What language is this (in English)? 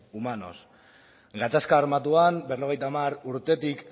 Basque